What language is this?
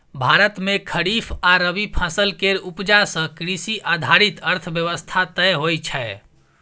Maithili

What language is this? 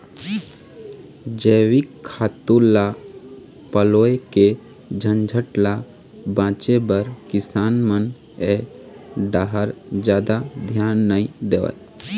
Chhattisgarhi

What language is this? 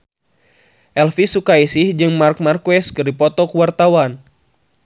Sundanese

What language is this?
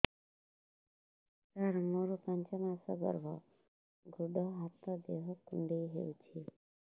Odia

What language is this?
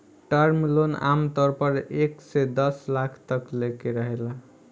Bhojpuri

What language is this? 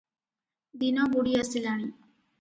Odia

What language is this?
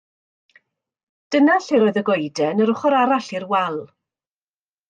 Welsh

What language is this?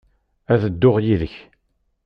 Kabyle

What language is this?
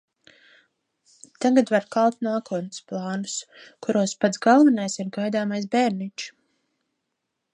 Latvian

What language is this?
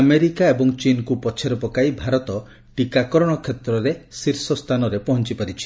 Odia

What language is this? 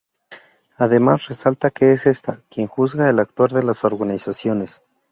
Spanish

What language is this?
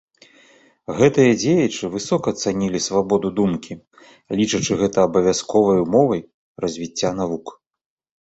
Belarusian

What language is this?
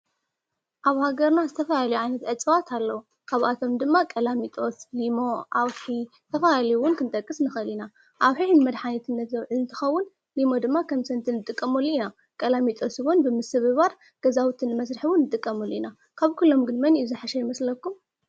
Tigrinya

